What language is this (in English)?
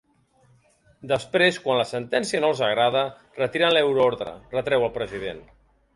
Catalan